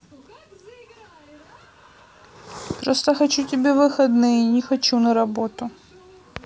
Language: Russian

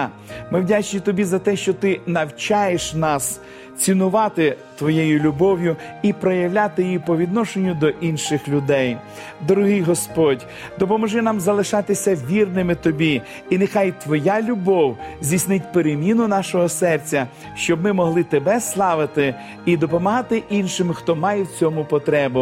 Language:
Ukrainian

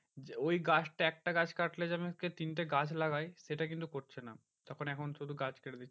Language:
Bangla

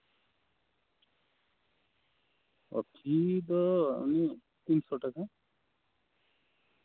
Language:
Santali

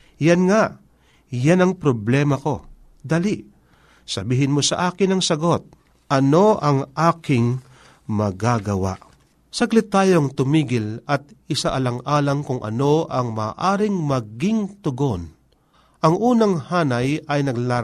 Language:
Filipino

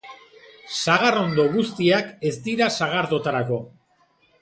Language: Basque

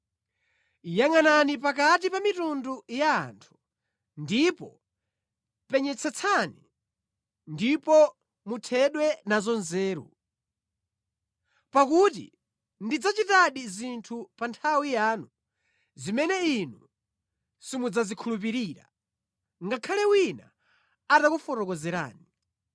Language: Nyanja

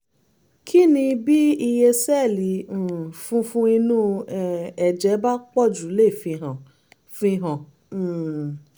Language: Yoruba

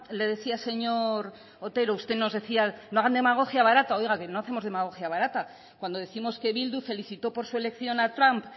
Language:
Spanish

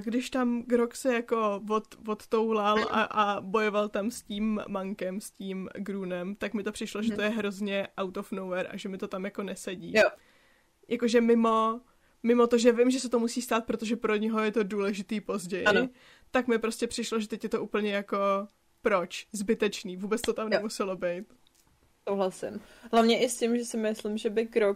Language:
Czech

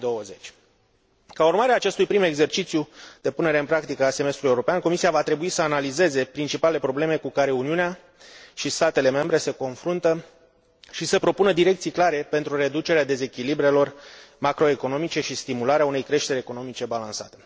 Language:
Romanian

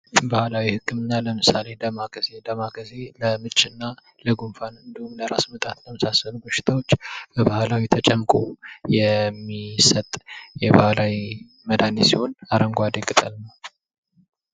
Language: Amharic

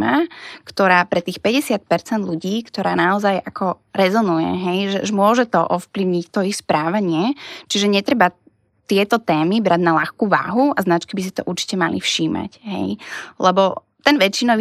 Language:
Slovak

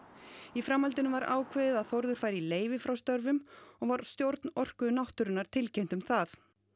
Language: Icelandic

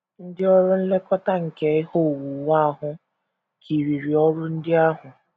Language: Igbo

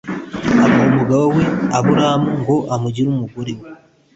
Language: Kinyarwanda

